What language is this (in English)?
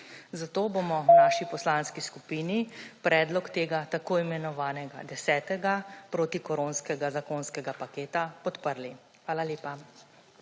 Slovenian